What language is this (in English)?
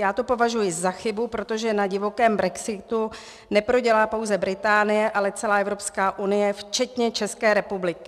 Czech